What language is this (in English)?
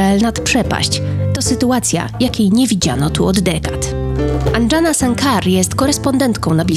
Polish